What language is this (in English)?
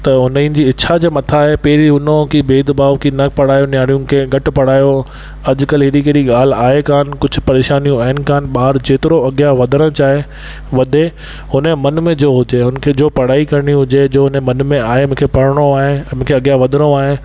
Sindhi